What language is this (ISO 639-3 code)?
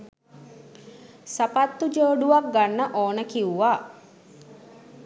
sin